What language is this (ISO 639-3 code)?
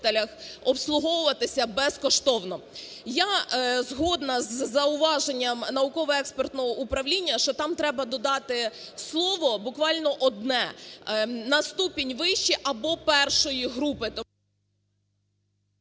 ukr